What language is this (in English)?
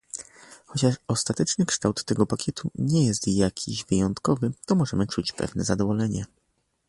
Polish